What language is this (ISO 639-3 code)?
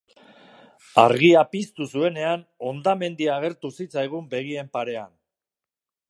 eus